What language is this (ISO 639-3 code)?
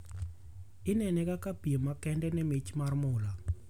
luo